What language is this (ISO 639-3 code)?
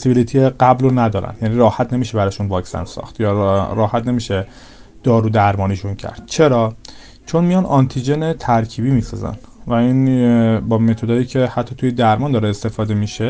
fas